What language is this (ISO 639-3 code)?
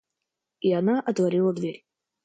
rus